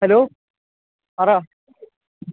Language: Malayalam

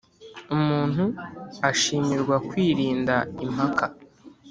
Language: Kinyarwanda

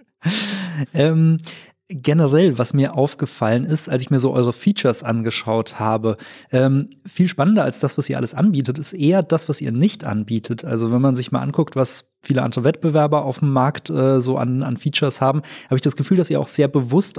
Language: German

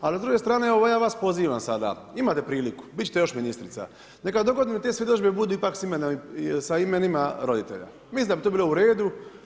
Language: Croatian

